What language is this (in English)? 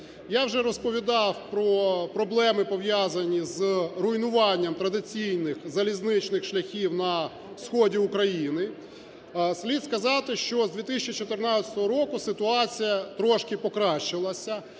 Ukrainian